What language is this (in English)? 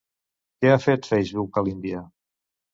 Catalan